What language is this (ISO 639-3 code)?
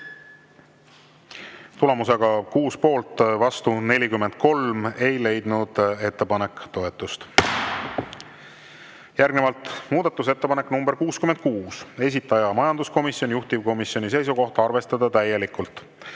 est